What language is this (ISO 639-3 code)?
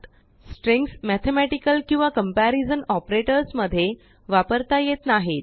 mar